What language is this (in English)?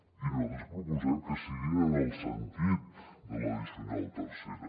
Catalan